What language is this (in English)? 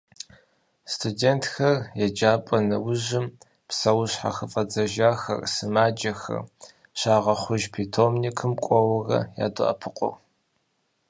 Kabardian